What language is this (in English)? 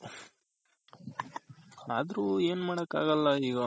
Kannada